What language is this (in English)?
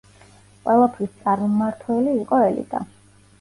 Georgian